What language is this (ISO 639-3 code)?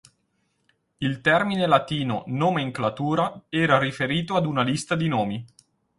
ita